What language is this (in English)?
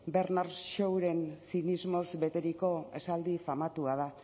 Basque